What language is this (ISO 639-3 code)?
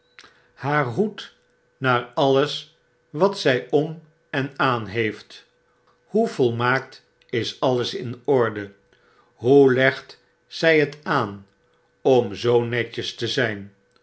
nld